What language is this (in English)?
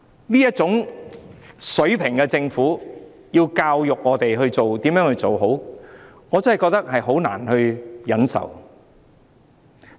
Cantonese